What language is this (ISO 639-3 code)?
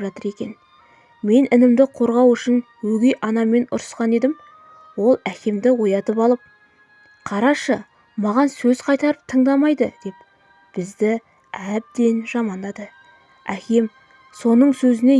tur